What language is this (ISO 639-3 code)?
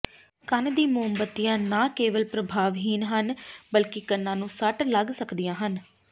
pan